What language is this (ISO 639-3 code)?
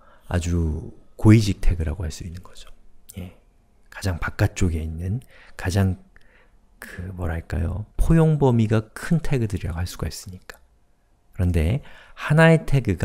kor